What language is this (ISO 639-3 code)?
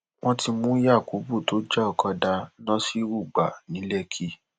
yor